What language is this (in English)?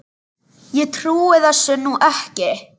Icelandic